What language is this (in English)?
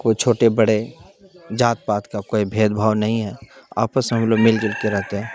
Urdu